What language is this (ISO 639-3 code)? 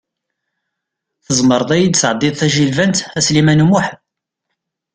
kab